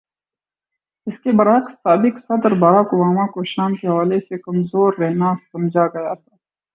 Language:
Urdu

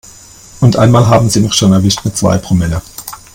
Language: German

